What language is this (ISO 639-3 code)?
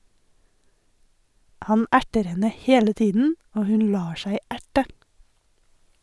nor